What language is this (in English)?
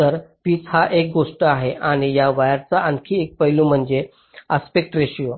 Marathi